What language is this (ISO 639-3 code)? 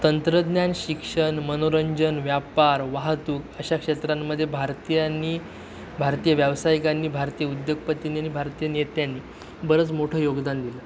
mar